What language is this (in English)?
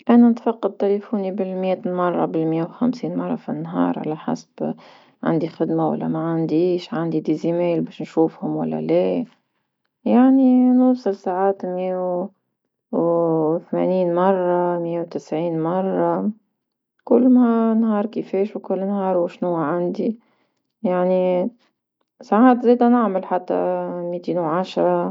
Tunisian Arabic